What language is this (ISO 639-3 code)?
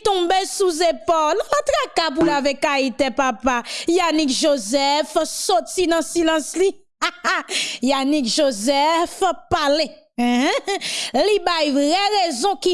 fra